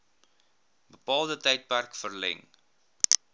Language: Afrikaans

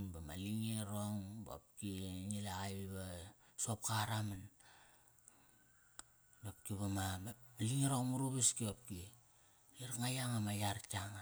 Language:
Kairak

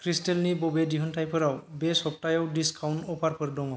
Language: Bodo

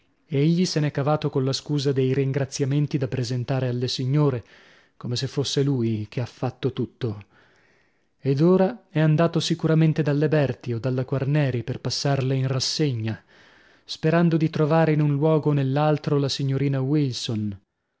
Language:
Italian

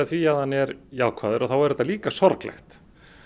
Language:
Icelandic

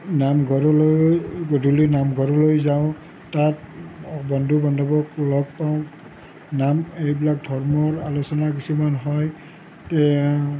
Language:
Assamese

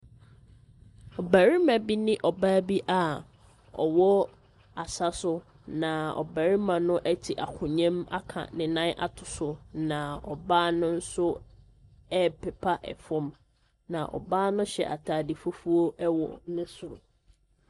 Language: Akan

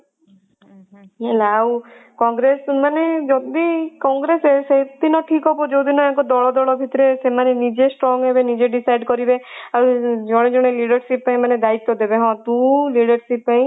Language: Odia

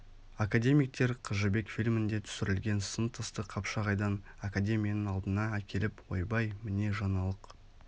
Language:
Kazakh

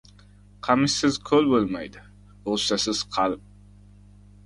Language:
Uzbek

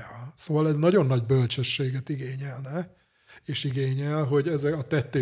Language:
Hungarian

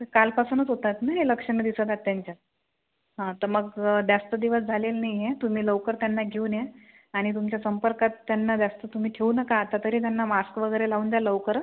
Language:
Marathi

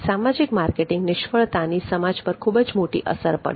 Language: Gujarati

